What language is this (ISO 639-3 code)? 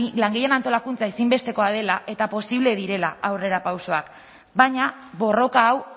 eus